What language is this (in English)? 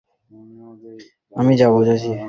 Bangla